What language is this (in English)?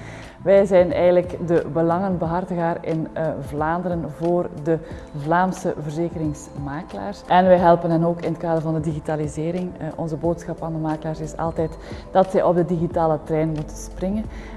Dutch